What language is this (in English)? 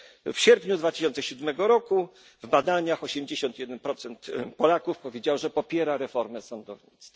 Polish